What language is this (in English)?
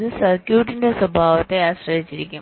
Malayalam